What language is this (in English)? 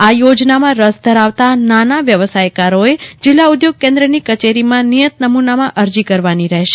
Gujarati